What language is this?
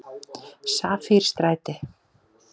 Icelandic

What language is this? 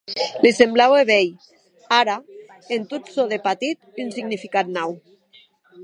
Occitan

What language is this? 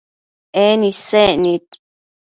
Matsés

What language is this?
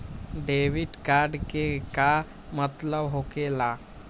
Magahi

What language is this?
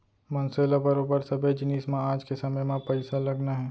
Chhattisgarhi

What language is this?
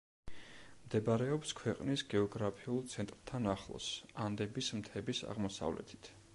Georgian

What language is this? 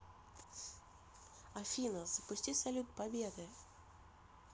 Russian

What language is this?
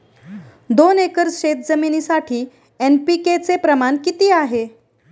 Marathi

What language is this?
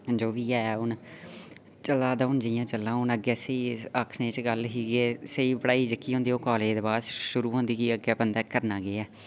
Dogri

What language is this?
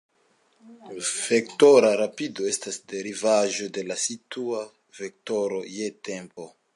Esperanto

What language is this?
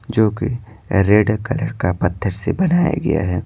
Hindi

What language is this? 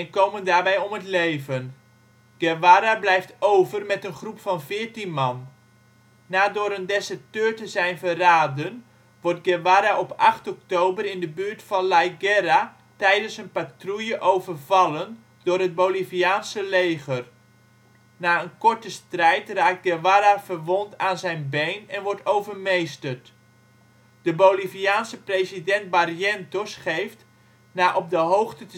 Dutch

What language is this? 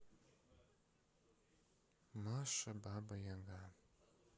Russian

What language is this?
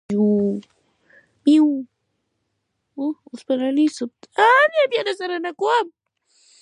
Pashto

